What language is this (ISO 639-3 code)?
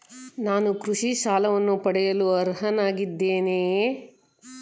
kan